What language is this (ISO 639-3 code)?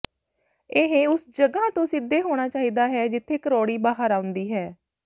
pan